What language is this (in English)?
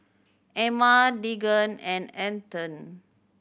English